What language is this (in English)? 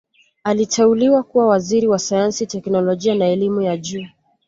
Swahili